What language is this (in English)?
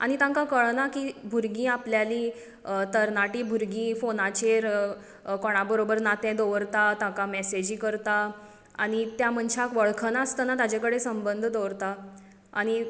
Konkani